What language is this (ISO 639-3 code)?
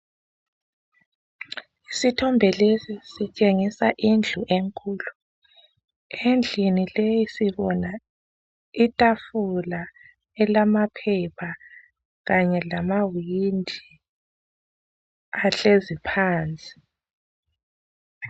nde